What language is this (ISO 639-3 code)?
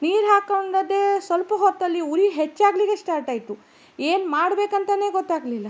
kan